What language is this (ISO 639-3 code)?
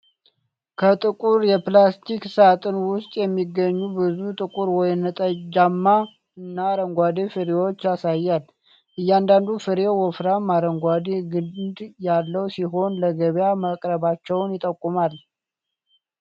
amh